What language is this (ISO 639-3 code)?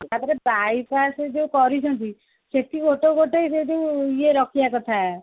ori